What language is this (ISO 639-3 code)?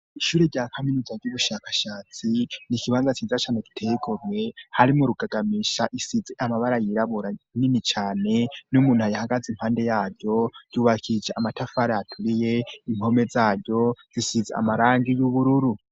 run